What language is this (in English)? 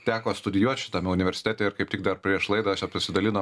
Lithuanian